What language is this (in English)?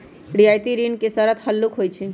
Magahi